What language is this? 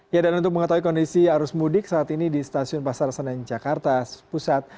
Indonesian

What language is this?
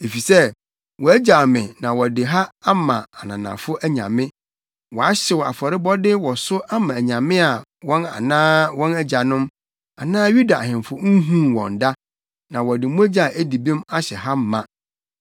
Akan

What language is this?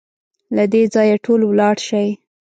Pashto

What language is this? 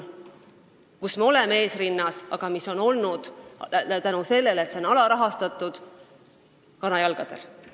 Estonian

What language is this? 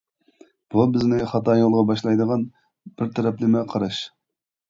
Uyghur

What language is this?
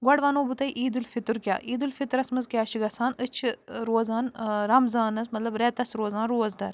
Kashmiri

